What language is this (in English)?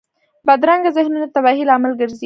Pashto